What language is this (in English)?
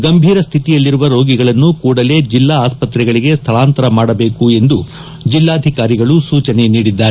Kannada